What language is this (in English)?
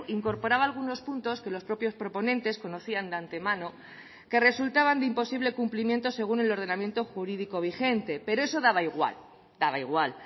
Spanish